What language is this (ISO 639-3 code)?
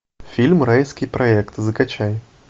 rus